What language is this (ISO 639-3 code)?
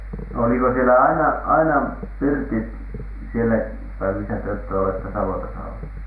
fin